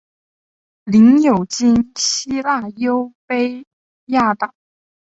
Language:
Chinese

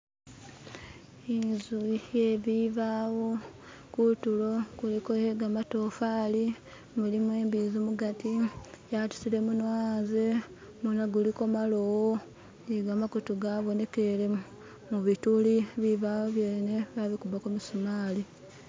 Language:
Masaaba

